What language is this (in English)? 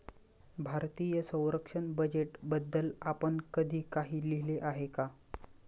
Marathi